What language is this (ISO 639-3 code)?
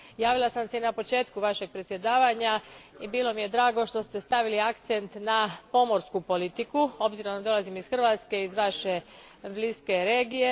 hrv